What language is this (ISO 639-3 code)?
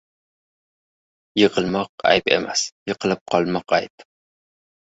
uzb